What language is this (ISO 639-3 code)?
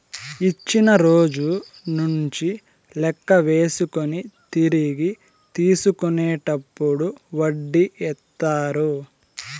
tel